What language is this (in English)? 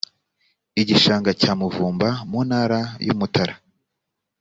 Kinyarwanda